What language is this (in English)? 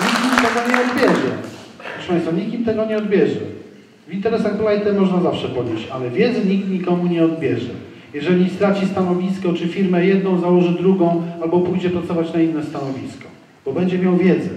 Polish